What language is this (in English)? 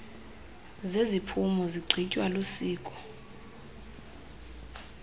Xhosa